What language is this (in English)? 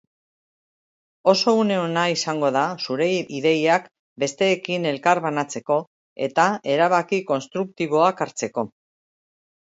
Basque